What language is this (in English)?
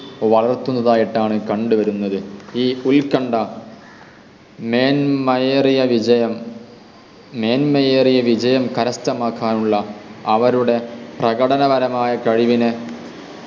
Malayalam